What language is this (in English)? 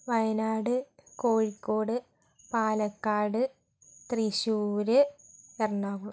Malayalam